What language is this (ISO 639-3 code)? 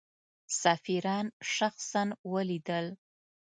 pus